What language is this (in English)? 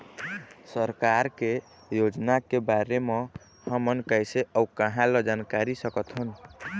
Chhattisgarhi